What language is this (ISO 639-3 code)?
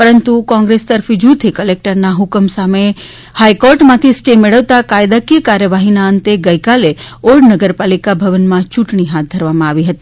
guj